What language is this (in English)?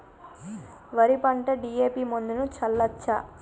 Telugu